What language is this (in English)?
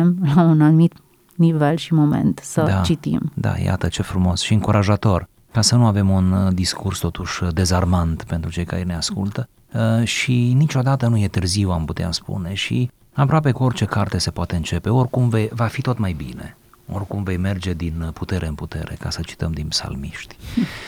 Romanian